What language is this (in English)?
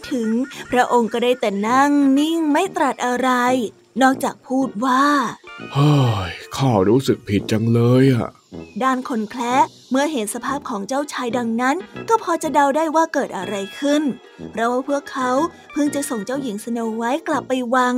Thai